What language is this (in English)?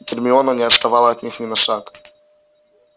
Russian